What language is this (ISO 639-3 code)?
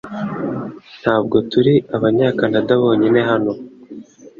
kin